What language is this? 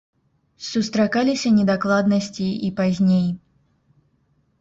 Belarusian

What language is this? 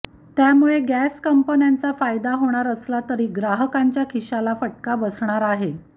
Marathi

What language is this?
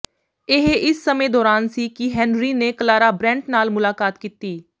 Punjabi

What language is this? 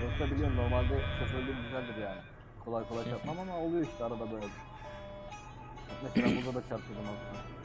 Turkish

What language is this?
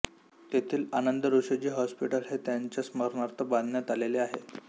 Marathi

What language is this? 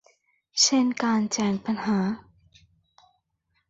Thai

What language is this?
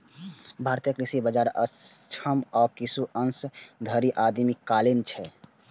Maithili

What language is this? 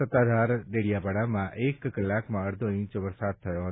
Gujarati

